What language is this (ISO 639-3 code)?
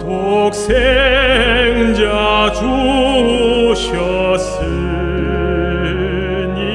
kor